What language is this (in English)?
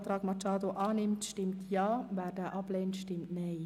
Swiss German